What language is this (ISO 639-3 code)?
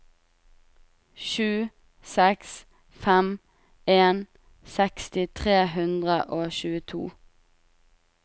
nor